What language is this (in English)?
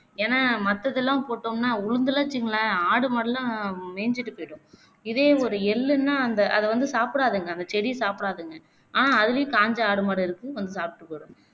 Tamil